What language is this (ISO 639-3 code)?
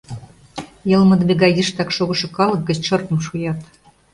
chm